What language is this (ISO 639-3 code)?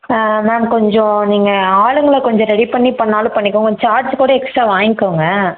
tam